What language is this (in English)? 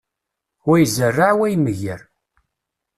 Kabyle